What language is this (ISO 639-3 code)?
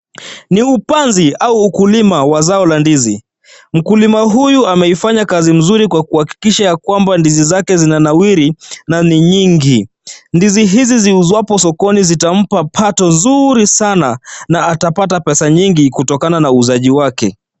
swa